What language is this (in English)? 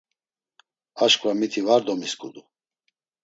Laz